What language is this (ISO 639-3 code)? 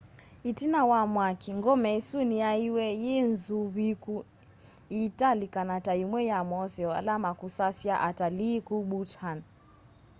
kam